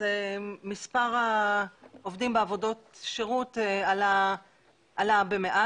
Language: Hebrew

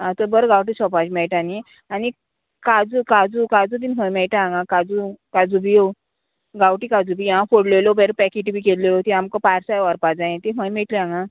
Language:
Konkani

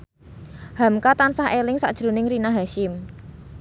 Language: Javanese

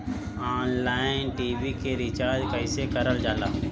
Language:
Bhojpuri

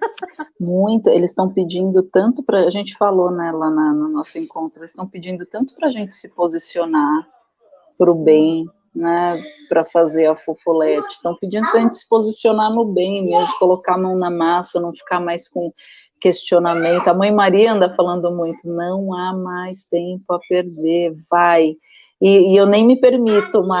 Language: Portuguese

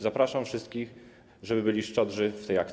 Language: Polish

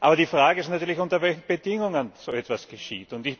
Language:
German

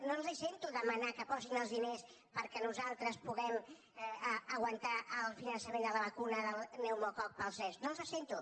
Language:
Catalan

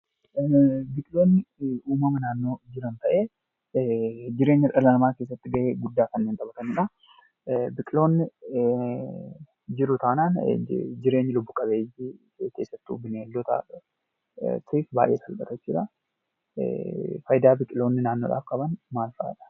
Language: Oromo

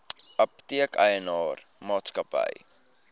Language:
Afrikaans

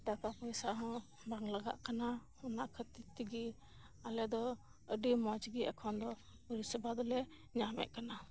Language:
Santali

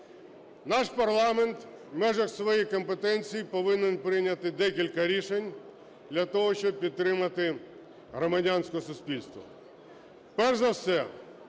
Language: Ukrainian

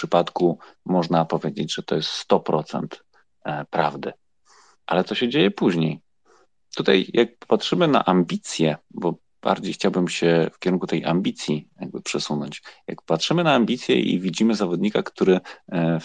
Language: Polish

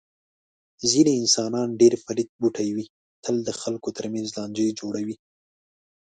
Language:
Pashto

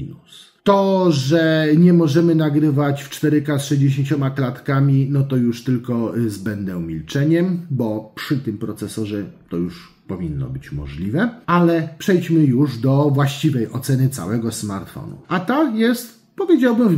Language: Polish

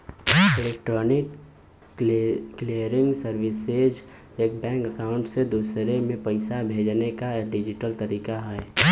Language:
Bhojpuri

